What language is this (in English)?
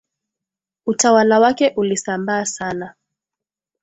Swahili